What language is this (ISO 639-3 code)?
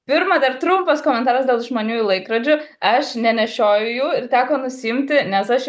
lit